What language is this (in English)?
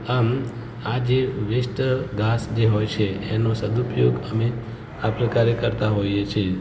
Gujarati